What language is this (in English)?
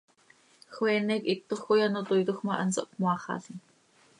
Seri